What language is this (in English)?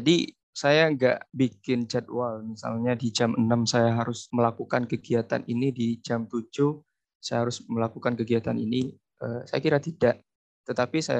Indonesian